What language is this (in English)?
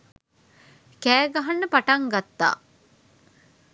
Sinhala